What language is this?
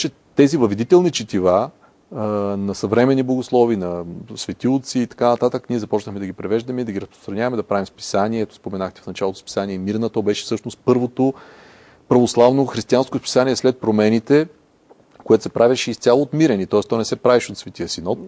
Bulgarian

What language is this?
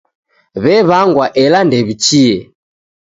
Taita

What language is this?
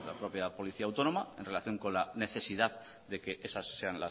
Spanish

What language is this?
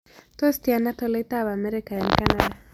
Kalenjin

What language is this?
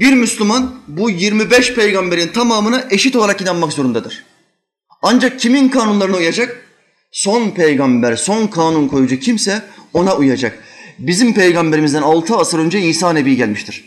Turkish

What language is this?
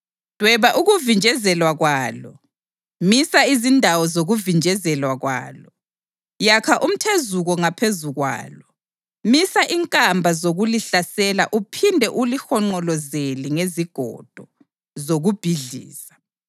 North Ndebele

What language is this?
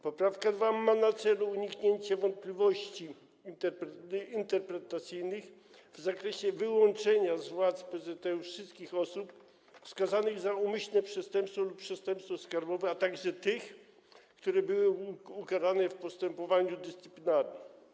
Polish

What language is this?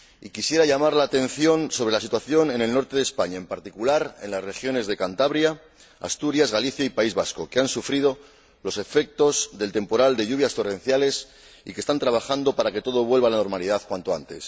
Spanish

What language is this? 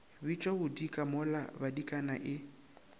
Northern Sotho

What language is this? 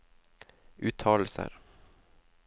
Norwegian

